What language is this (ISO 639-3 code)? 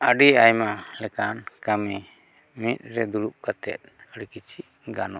sat